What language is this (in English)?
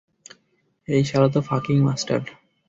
Bangla